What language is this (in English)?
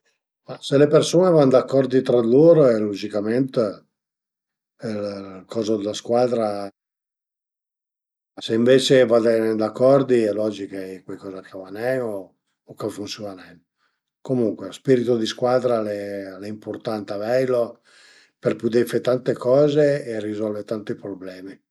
Piedmontese